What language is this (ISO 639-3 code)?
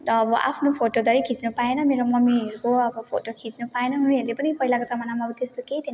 nep